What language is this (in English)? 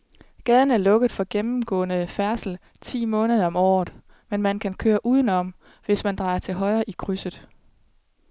Danish